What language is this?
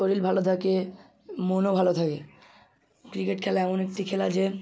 Bangla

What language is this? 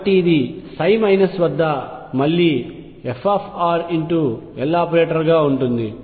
Telugu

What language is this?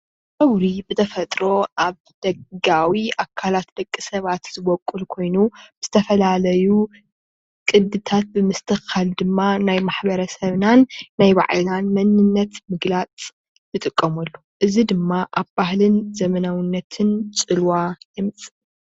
Tigrinya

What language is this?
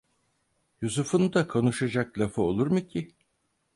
Turkish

